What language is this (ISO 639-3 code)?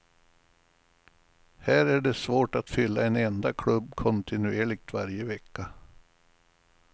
swe